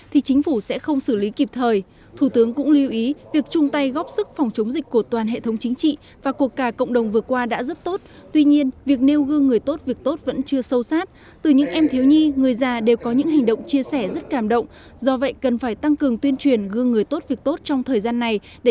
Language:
Vietnamese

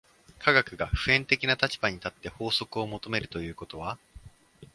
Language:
Japanese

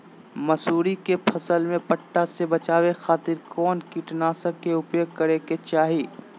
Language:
Magahi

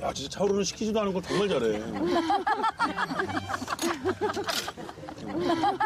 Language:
Korean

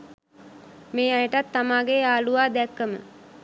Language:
Sinhala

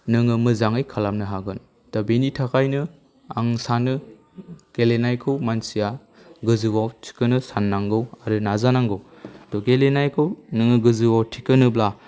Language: Bodo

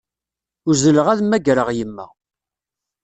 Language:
Kabyle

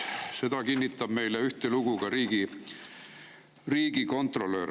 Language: Estonian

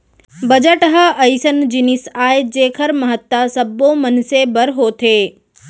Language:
Chhattisgarhi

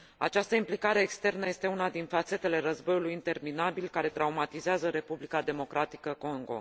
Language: Romanian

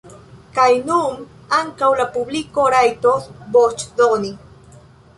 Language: Esperanto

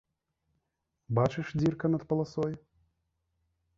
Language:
Belarusian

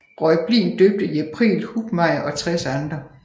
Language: Danish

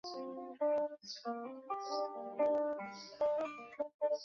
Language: Chinese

